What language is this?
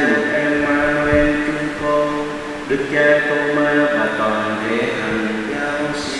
Vietnamese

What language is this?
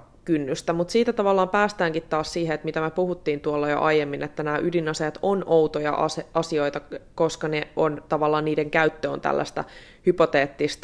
Finnish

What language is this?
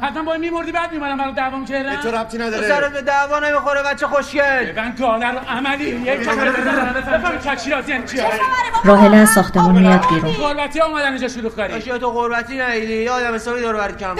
Persian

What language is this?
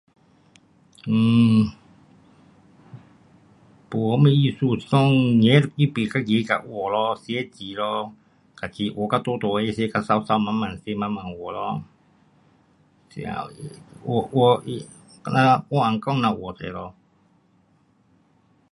Pu-Xian Chinese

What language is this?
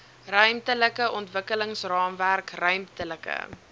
Afrikaans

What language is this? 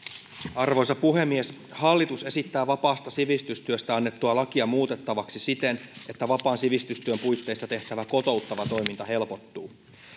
Finnish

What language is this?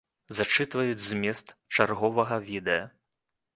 Belarusian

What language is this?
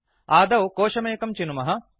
Sanskrit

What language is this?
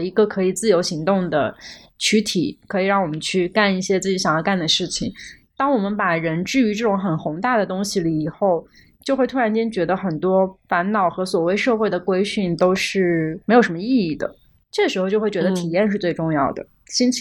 Chinese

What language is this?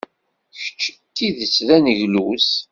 Kabyle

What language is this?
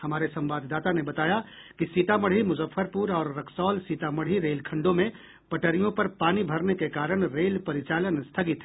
Hindi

